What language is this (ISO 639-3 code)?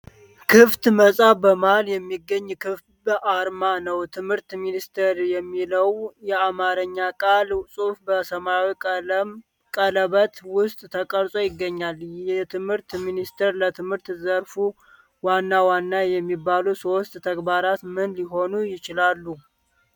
amh